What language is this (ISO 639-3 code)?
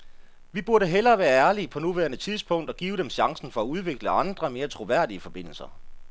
dan